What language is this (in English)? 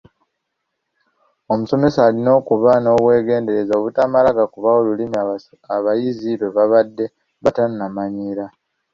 Ganda